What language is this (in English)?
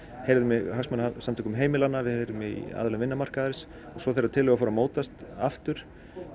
Icelandic